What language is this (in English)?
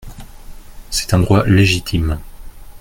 French